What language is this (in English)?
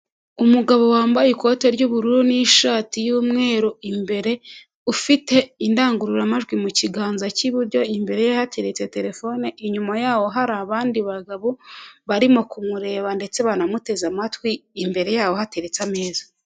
Kinyarwanda